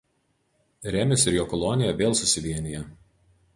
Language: Lithuanian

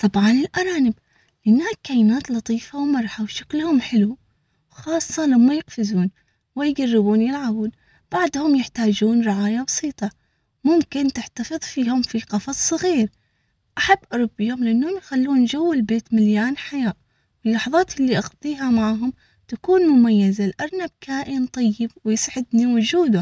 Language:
Omani Arabic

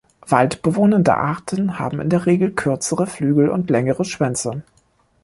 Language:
German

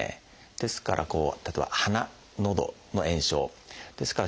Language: Japanese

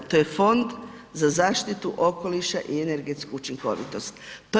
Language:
Croatian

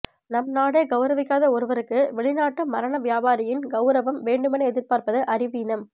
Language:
Tamil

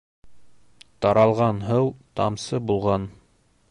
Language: Bashkir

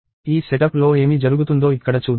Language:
Telugu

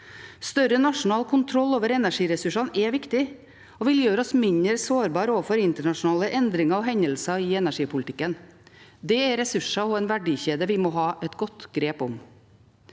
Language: Norwegian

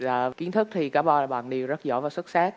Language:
Vietnamese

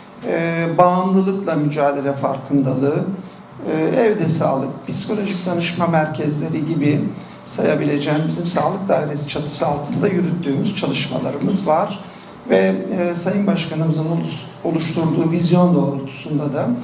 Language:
Turkish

